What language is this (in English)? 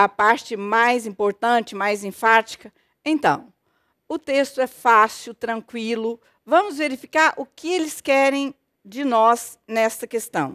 Portuguese